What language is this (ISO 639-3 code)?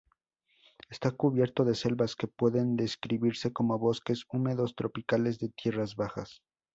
spa